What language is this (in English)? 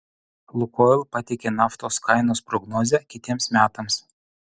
Lithuanian